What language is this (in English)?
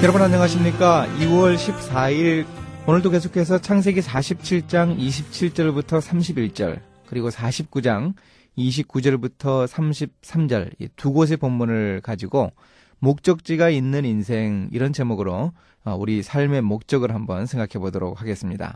Korean